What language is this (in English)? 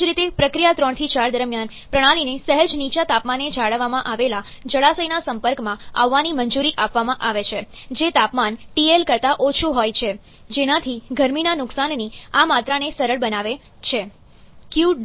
Gujarati